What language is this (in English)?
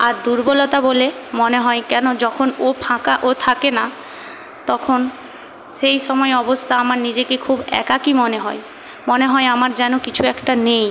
Bangla